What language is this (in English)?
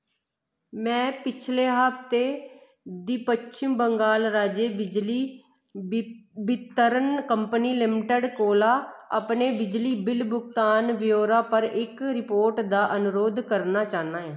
Dogri